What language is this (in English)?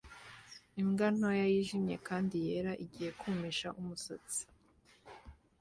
Kinyarwanda